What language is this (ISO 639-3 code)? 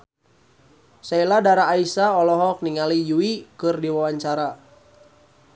sun